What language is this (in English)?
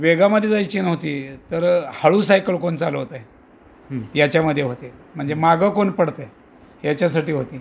Marathi